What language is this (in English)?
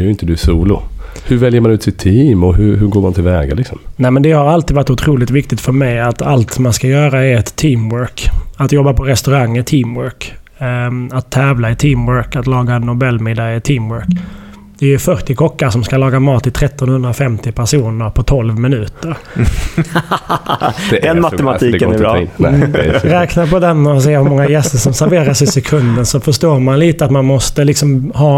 Swedish